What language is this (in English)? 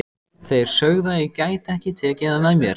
Icelandic